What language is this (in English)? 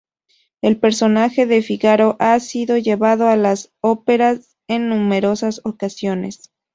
Spanish